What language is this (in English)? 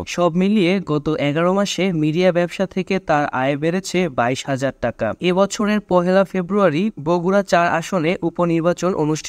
Indonesian